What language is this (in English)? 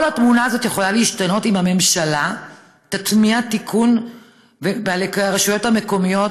Hebrew